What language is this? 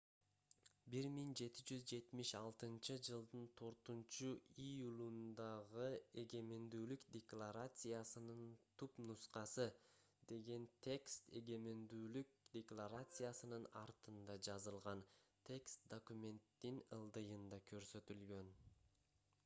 Kyrgyz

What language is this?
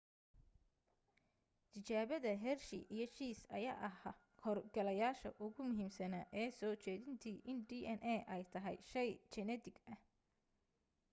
Somali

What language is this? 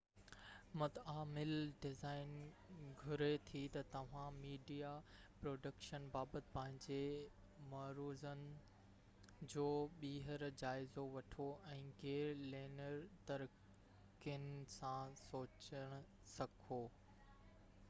Sindhi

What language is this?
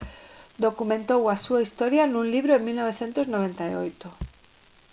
Galician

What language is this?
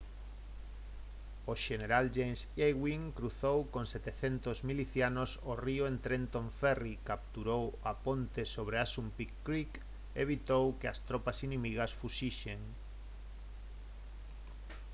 Galician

